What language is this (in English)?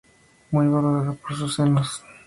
Spanish